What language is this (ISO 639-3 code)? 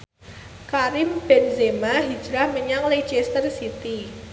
jav